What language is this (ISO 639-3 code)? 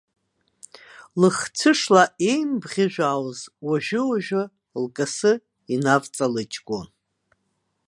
abk